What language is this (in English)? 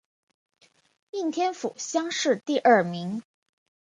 Chinese